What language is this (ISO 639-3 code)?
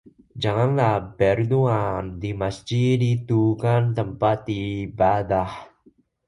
ind